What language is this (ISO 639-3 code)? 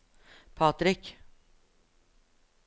nor